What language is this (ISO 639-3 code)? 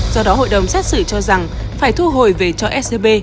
vie